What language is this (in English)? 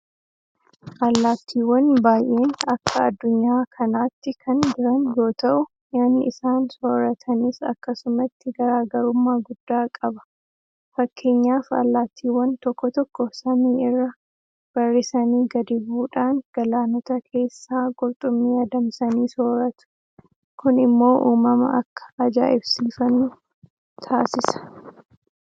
Oromo